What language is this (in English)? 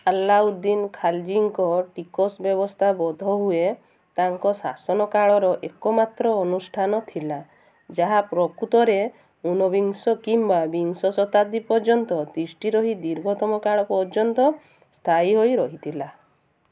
Odia